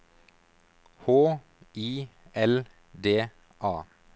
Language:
Norwegian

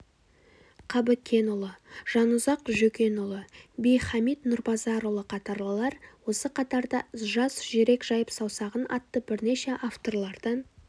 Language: Kazakh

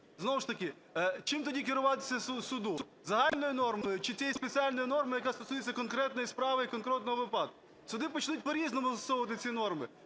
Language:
Ukrainian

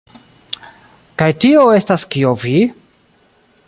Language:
Esperanto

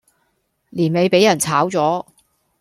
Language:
Cantonese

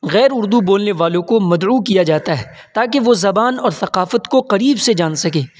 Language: Urdu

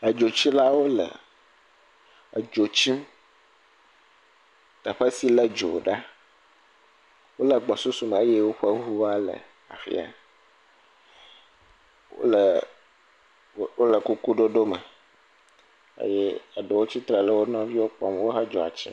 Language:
Ewe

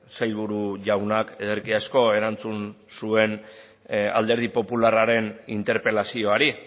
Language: Basque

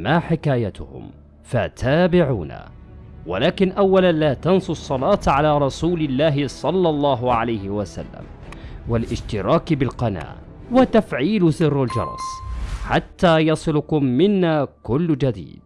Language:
Arabic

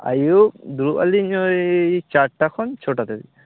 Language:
Santali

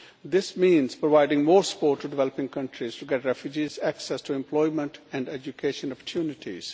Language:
English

